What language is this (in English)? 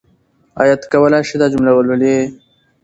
Pashto